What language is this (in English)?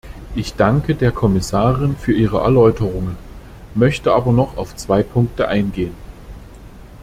German